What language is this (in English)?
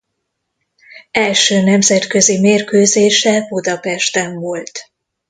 Hungarian